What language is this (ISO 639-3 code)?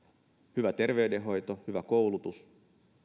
fin